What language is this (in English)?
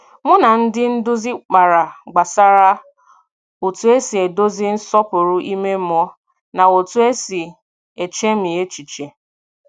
Igbo